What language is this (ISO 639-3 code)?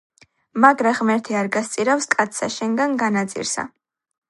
kat